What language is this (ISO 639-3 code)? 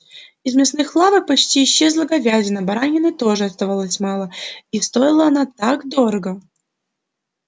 rus